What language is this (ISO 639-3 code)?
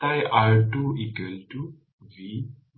ben